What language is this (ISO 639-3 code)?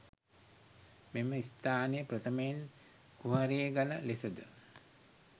sin